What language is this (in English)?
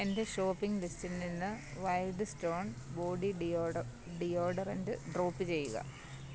Malayalam